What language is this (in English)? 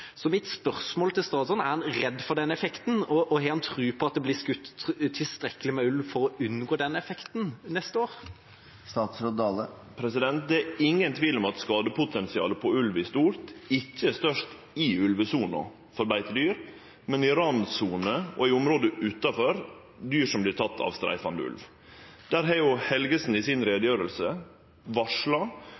Norwegian